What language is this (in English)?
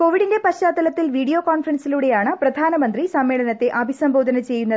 Malayalam